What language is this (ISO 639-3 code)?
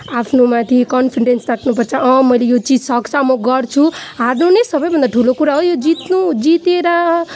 nep